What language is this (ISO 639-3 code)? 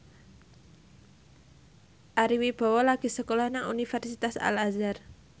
jav